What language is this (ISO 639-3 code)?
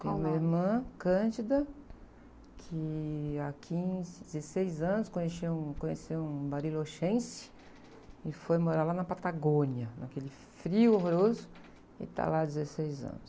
por